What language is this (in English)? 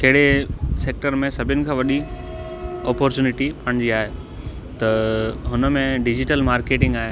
Sindhi